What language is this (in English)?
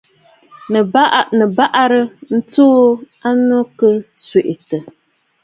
Bafut